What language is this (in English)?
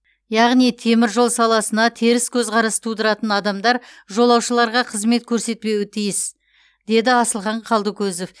Kazakh